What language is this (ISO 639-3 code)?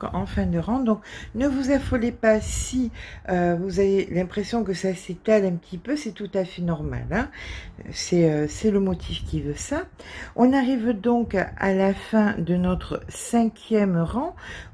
fra